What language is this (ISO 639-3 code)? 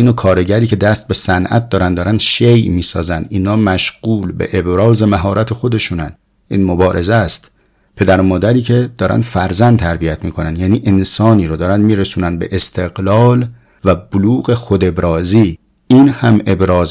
fas